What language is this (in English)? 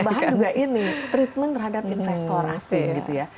Indonesian